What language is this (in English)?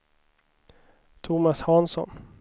Swedish